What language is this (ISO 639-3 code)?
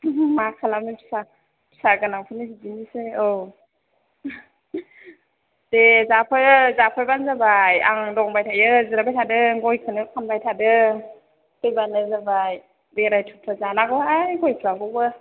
brx